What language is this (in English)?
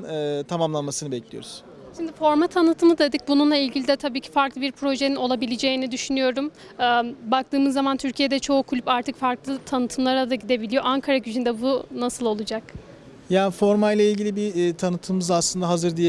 Turkish